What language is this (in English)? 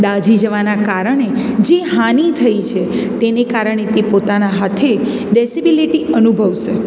Gujarati